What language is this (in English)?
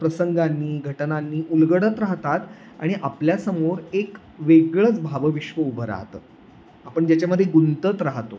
Marathi